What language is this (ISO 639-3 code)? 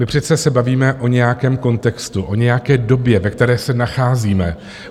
ces